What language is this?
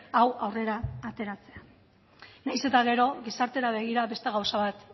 Basque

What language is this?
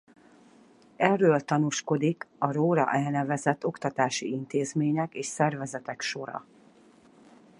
Hungarian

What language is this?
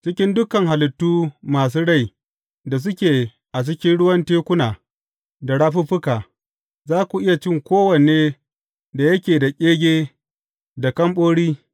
Hausa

